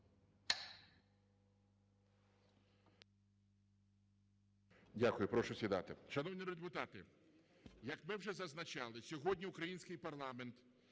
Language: Ukrainian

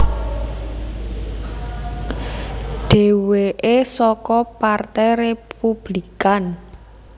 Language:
Javanese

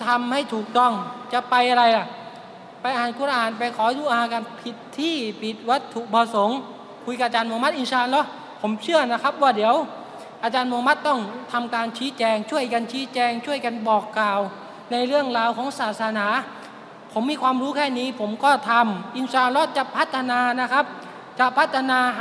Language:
Thai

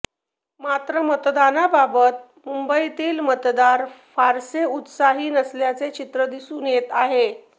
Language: Marathi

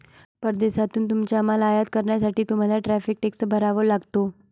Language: Marathi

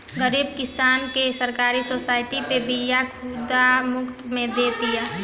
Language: Bhojpuri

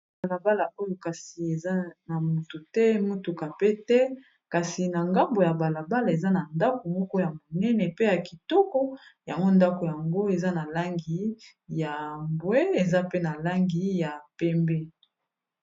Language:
Lingala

